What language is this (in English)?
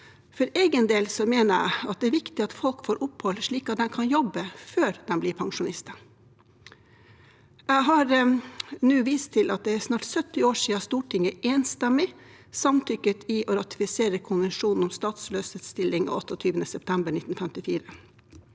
Norwegian